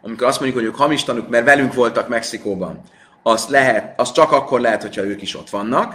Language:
Hungarian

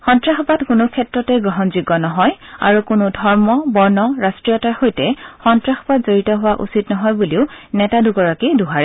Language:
Assamese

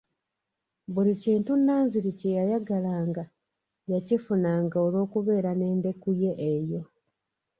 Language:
Ganda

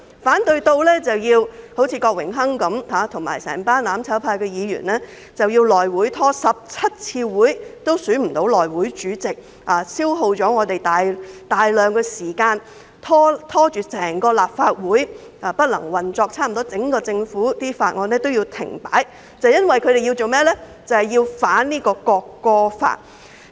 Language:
Cantonese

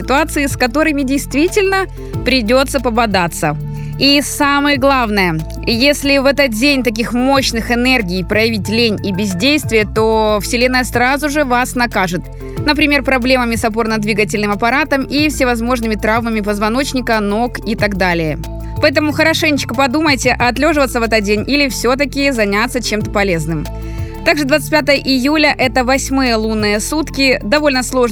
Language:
Russian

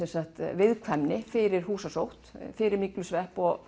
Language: Icelandic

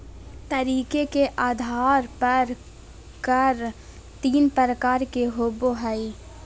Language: Magahi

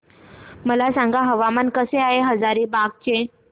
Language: Marathi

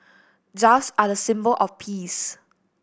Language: English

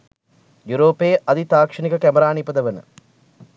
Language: Sinhala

